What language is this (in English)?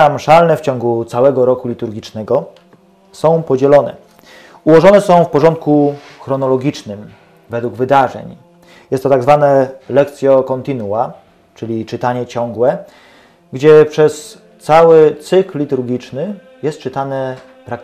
Polish